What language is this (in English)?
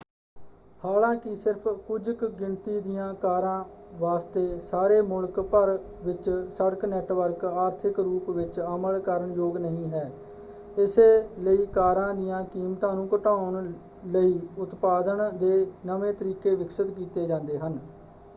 Punjabi